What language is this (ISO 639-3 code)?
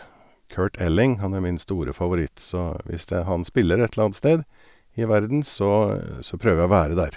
nor